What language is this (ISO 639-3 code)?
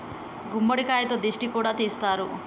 tel